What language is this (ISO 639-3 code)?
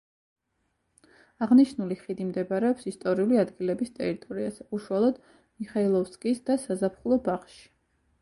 kat